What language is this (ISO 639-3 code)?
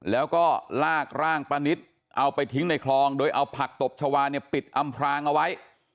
tha